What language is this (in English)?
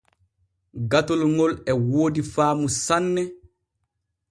Borgu Fulfulde